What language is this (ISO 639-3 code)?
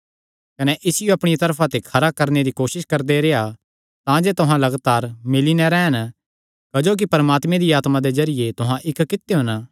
xnr